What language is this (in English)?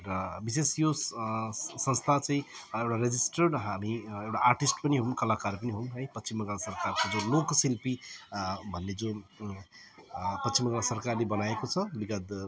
Nepali